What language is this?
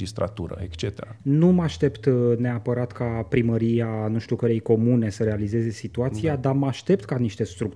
Romanian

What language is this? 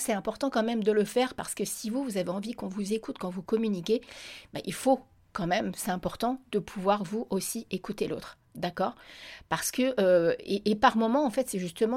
French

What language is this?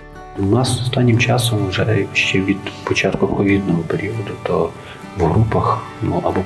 Ukrainian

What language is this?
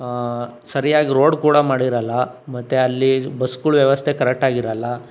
Kannada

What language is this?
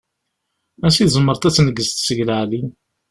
Kabyle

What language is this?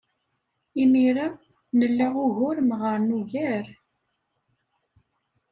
Kabyle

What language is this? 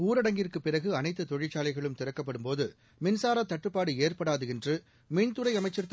Tamil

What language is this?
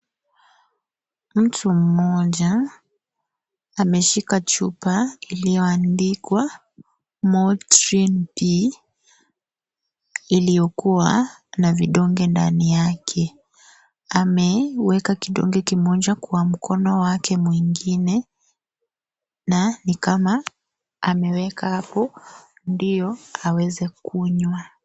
Swahili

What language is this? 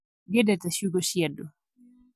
Kikuyu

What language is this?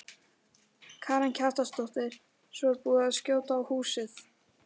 Icelandic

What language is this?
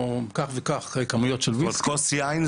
Hebrew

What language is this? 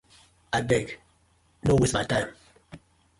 Nigerian Pidgin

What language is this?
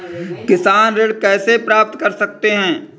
Hindi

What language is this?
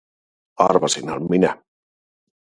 Finnish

